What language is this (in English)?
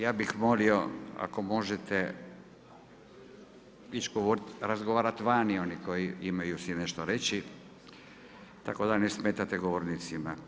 Croatian